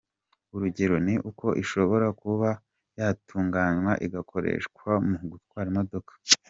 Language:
Kinyarwanda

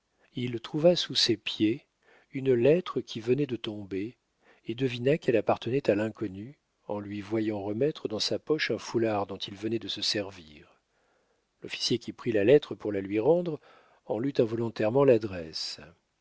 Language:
French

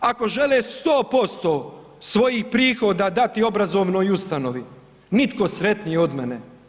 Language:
Croatian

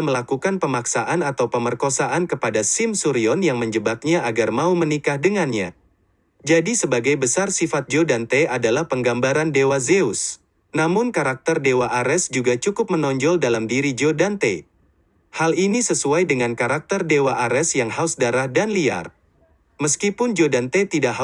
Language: Indonesian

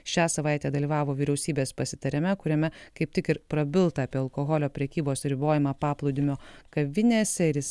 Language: Lithuanian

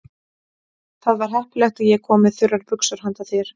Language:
Icelandic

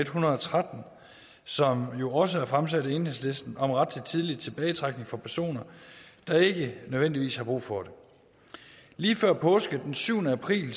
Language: Danish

